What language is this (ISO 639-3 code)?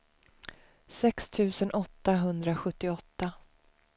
swe